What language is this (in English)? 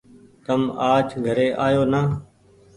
Goaria